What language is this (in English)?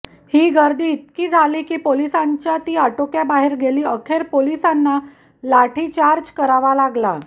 Marathi